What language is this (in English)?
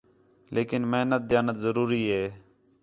Khetrani